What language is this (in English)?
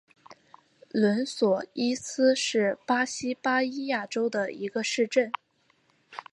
Chinese